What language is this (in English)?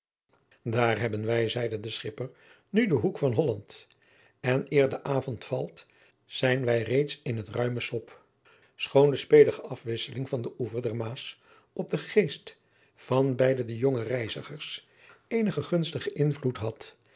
Dutch